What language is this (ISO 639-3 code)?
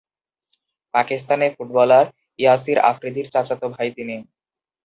ben